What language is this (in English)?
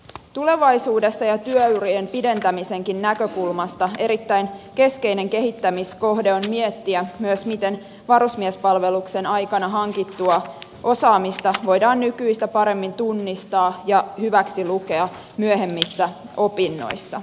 Finnish